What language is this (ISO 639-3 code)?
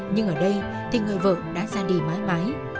vie